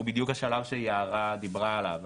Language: Hebrew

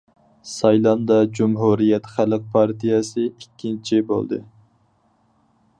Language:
Uyghur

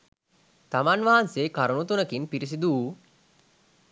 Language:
Sinhala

